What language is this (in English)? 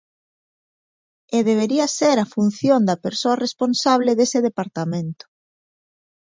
Galician